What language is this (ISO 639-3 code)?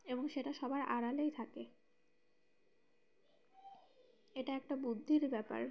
ben